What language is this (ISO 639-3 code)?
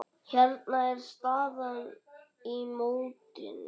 isl